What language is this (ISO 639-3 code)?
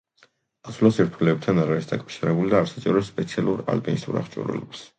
kat